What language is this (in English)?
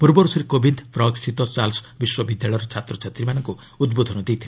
Odia